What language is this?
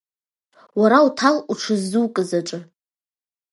Abkhazian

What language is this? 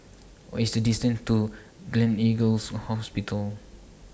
English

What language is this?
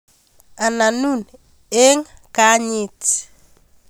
Kalenjin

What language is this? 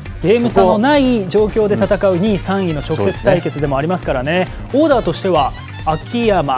Japanese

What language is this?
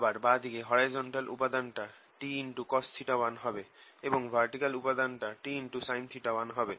Bangla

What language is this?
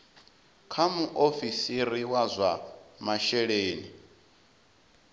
Venda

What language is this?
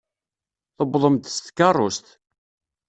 Kabyle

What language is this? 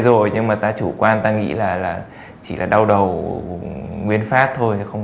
Vietnamese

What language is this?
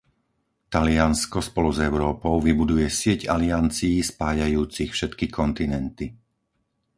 Slovak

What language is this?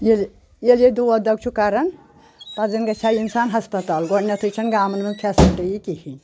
Kashmiri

